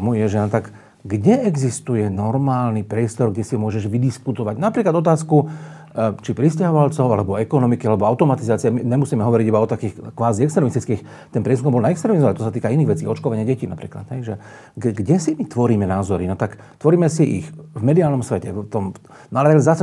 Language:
Slovak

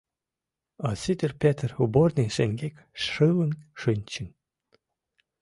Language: Mari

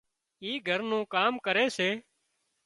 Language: Wadiyara Koli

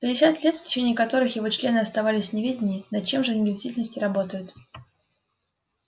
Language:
Russian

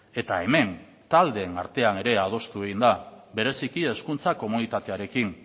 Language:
Basque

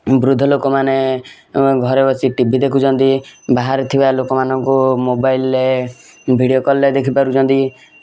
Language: Odia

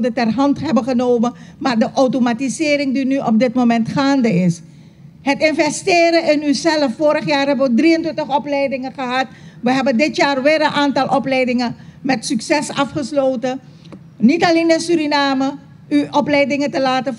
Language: Dutch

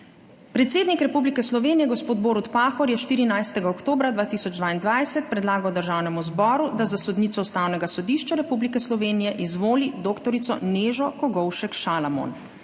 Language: Slovenian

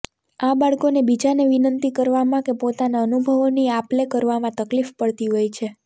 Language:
Gujarati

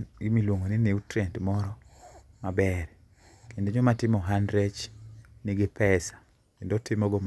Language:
Luo (Kenya and Tanzania)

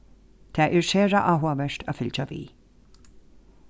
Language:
Faroese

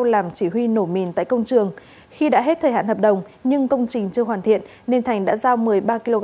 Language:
Vietnamese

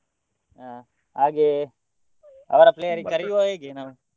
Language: Kannada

